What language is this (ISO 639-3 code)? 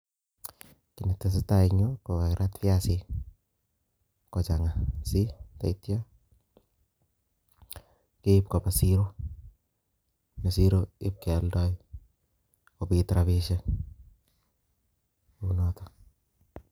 kln